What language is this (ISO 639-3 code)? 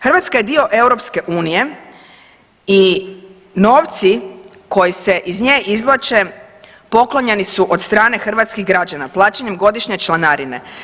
hrv